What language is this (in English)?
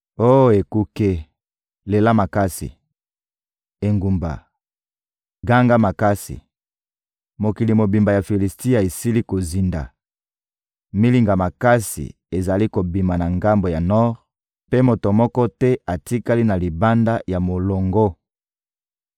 Lingala